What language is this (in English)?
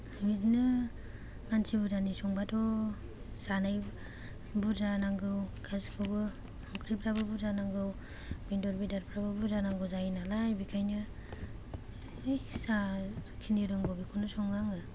Bodo